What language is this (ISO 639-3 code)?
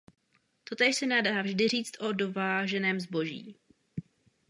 ces